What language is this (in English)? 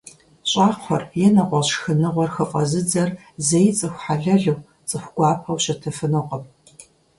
Kabardian